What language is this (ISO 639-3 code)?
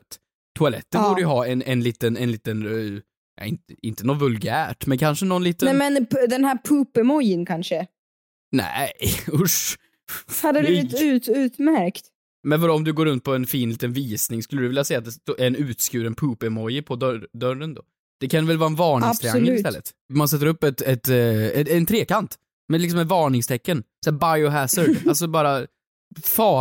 swe